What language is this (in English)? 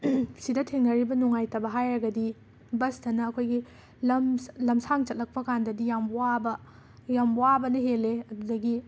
Manipuri